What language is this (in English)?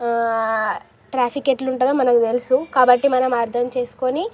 Telugu